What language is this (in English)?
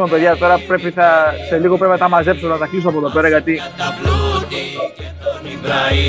Greek